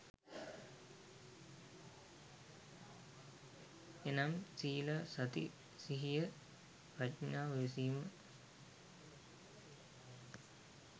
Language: Sinhala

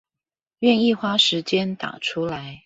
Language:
Chinese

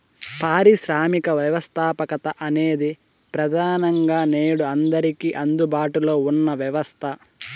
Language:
Telugu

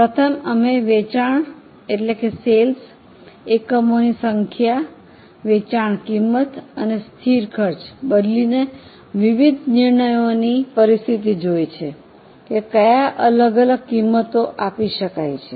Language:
Gujarati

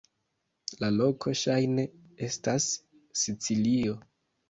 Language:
Esperanto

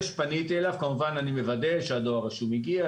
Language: Hebrew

